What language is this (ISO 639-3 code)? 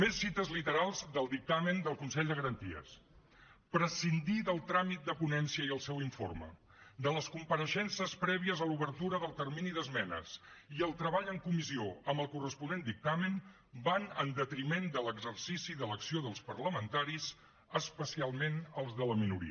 cat